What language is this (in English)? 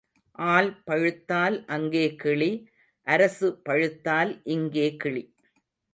Tamil